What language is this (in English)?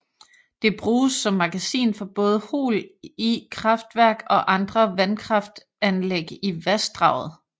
Danish